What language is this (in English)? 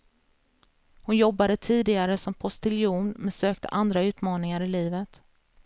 Swedish